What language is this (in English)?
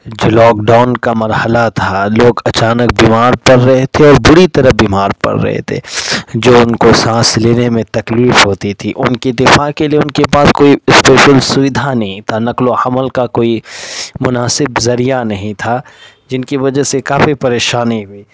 Urdu